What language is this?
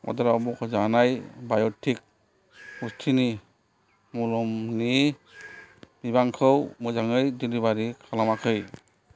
Bodo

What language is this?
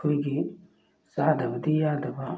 Manipuri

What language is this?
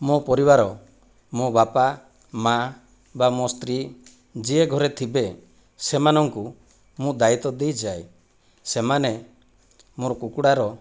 Odia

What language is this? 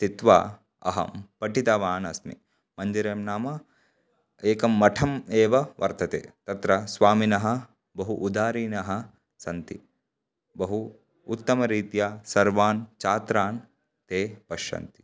Sanskrit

